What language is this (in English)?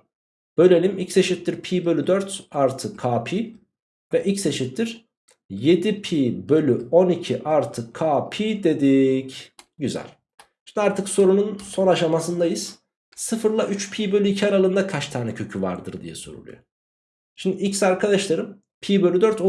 Turkish